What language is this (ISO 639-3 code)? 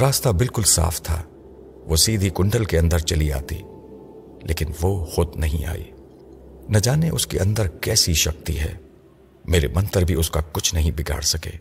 urd